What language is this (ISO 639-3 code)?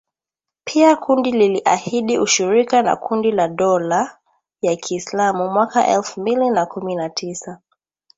swa